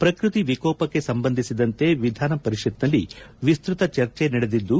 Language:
Kannada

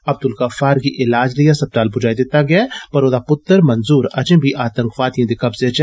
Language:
Dogri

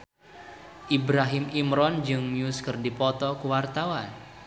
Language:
Sundanese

